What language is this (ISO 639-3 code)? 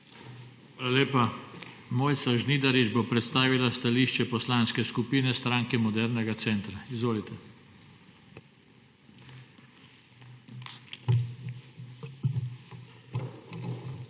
slv